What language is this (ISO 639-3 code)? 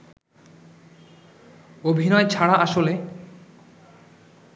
ben